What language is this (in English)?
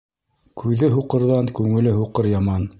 Bashkir